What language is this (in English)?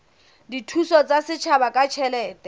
Southern Sotho